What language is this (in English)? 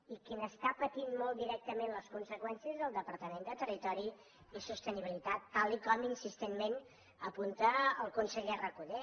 Catalan